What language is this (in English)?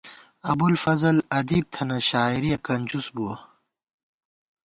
Gawar-Bati